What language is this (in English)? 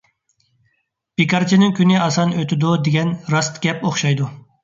Uyghur